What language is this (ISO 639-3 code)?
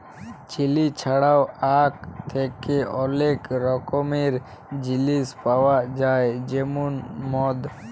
ben